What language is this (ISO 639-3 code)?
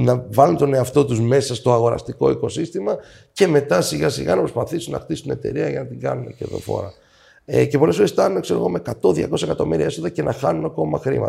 ell